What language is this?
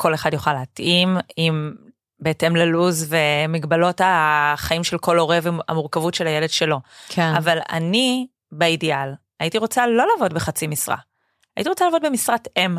Hebrew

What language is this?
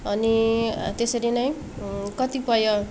Nepali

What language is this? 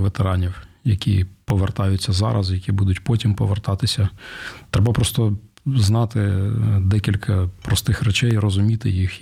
Ukrainian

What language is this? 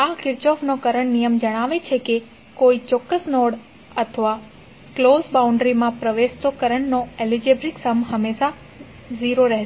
Gujarati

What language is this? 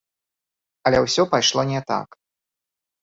Belarusian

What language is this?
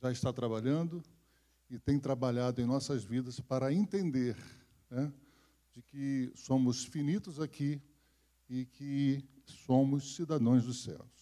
Portuguese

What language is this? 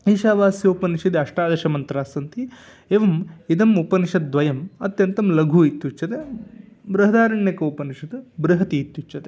Sanskrit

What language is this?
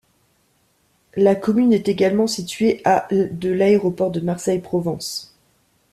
French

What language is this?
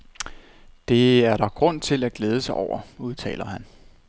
Danish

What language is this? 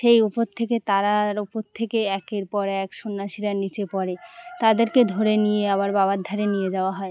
Bangla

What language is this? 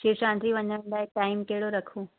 Sindhi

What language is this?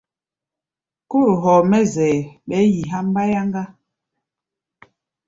Gbaya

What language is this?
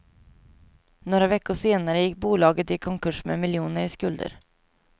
Swedish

